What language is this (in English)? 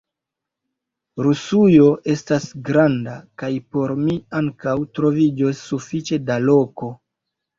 Esperanto